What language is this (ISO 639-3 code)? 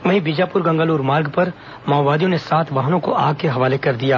hin